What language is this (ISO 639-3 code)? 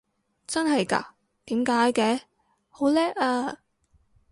yue